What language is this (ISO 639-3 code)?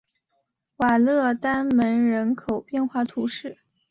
zho